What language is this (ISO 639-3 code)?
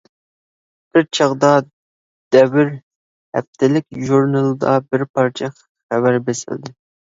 uig